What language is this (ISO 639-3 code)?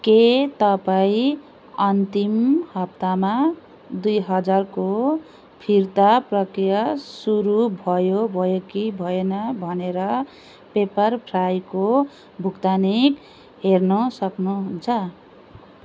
nep